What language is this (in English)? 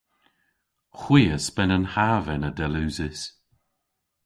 Cornish